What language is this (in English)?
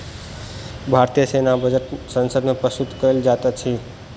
Maithili